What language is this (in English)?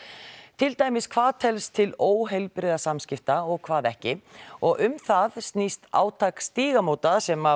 Icelandic